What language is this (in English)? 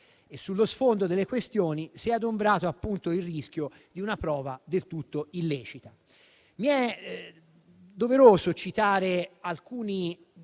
Italian